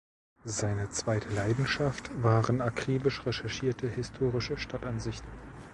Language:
German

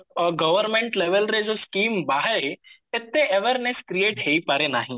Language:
Odia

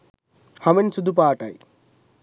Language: Sinhala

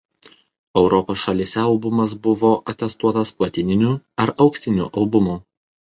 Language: Lithuanian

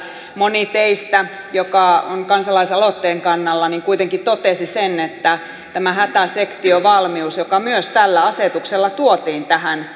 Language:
Finnish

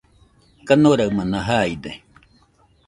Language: Nüpode Huitoto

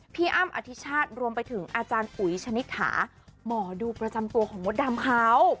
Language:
Thai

